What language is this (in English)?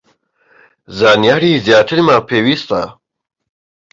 Central Kurdish